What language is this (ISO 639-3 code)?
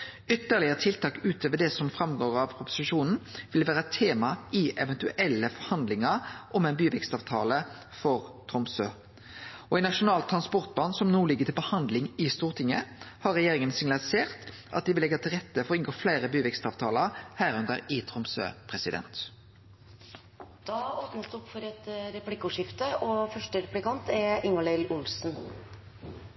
nor